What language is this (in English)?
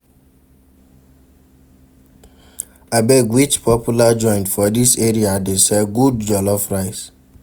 Nigerian Pidgin